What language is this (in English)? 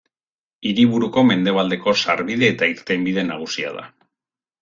Basque